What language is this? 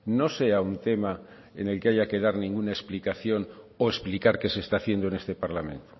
Spanish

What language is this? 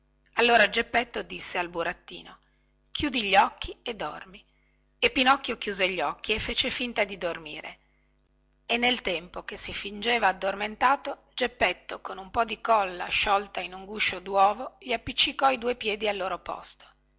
Italian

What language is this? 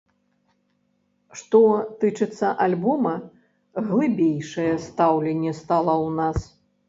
Belarusian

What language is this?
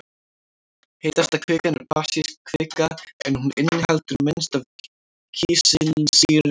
Icelandic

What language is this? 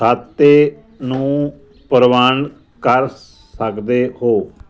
Punjabi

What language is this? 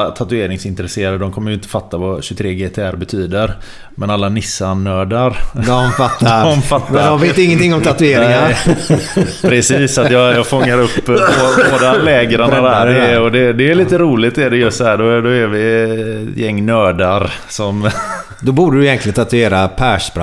Swedish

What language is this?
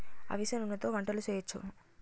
Telugu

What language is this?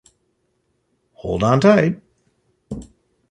English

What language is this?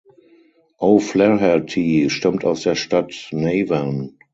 German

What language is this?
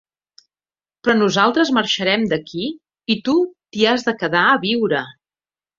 Catalan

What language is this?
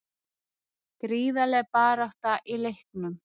Icelandic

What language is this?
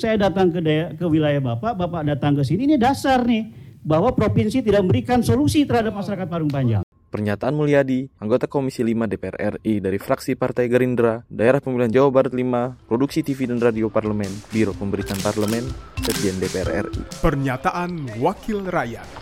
Indonesian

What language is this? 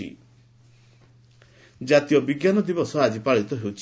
Odia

